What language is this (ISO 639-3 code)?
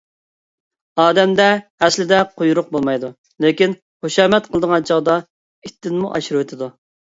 uig